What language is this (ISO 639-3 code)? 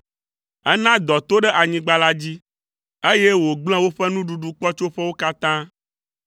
ewe